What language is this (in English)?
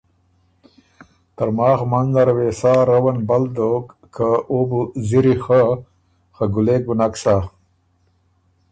Ormuri